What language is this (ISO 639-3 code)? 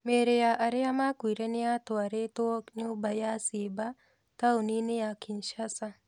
kik